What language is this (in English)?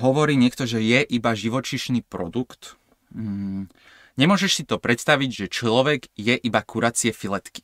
Slovak